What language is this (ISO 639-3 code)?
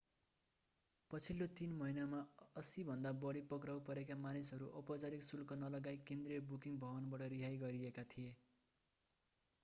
nep